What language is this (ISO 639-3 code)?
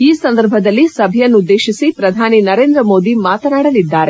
kan